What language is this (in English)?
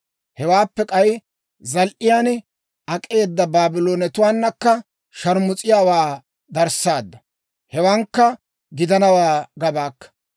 Dawro